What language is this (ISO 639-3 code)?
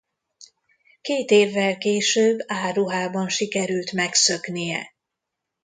hun